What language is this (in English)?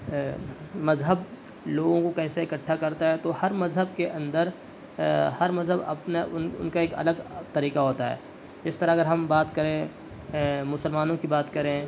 Urdu